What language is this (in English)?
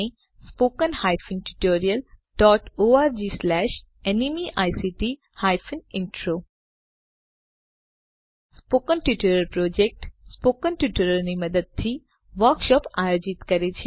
Gujarati